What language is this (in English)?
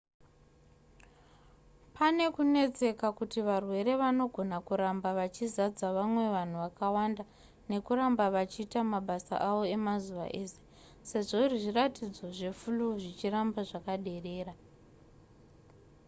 Shona